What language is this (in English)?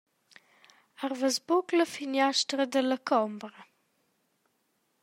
Romansh